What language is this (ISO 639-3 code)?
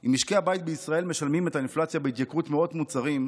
heb